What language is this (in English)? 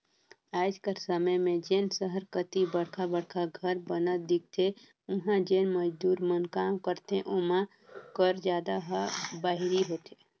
Chhattisgarhi